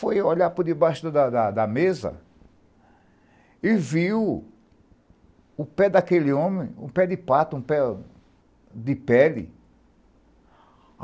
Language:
Portuguese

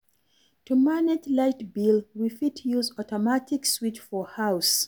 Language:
Nigerian Pidgin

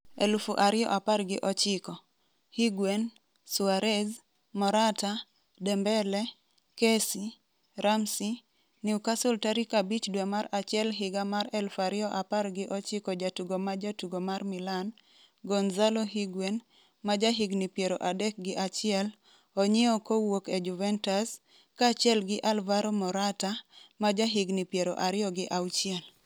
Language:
Luo (Kenya and Tanzania)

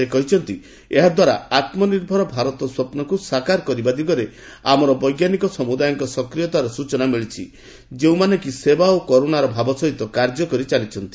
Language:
Odia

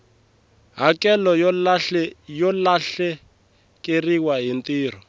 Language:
Tsonga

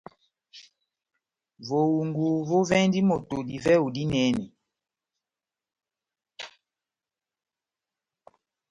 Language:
Batanga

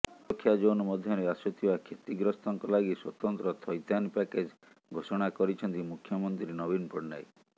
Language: Odia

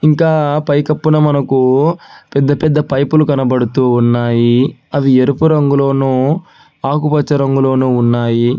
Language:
Telugu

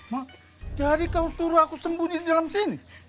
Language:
Indonesian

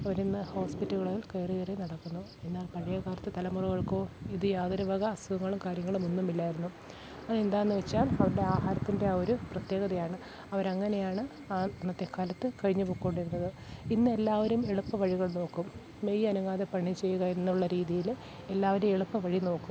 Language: Malayalam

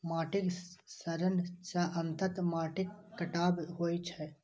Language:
Maithili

